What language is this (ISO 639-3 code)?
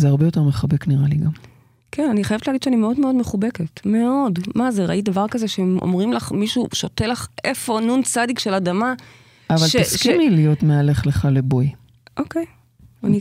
heb